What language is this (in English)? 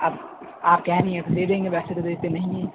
Urdu